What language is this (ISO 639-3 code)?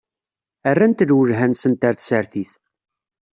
kab